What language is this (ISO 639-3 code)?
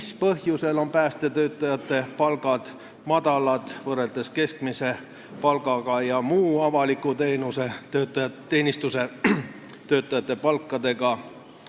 est